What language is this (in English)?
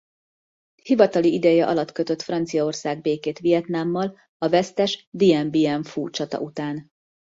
Hungarian